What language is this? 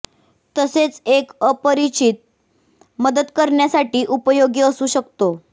Marathi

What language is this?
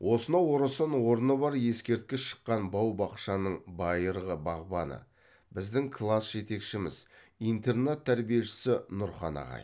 Kazakh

